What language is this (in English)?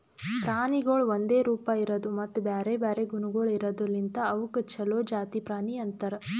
Kannada